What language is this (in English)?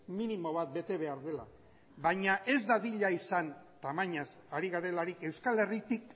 Basque